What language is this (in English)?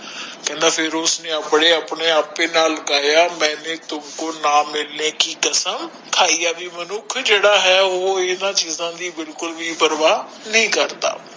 Punjabi